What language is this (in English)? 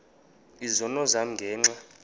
Xhosa